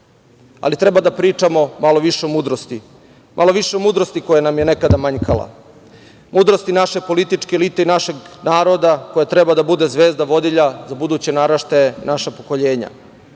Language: Serbian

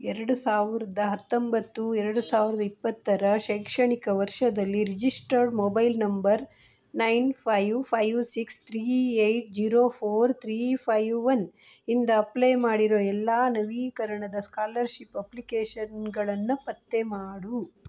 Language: Kannada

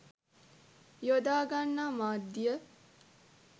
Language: Sinhala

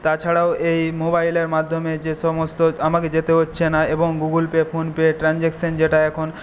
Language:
Bangla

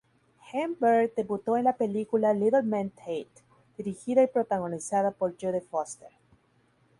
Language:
Spanish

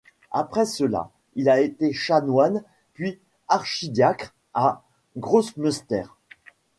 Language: French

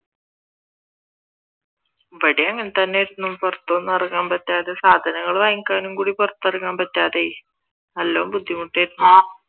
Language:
Malayalam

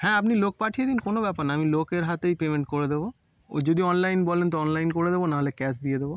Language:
Bangla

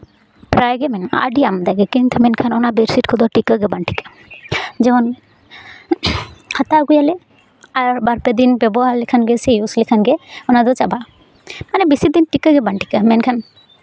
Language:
Santali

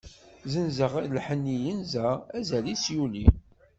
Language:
Kabyle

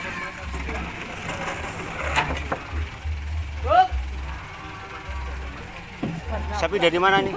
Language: Indonesian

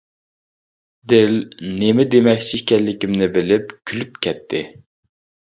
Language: Uyghur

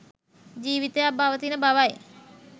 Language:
Sinhala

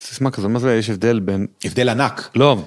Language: Hebrew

